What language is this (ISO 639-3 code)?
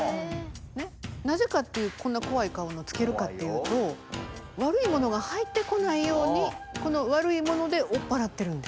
jpn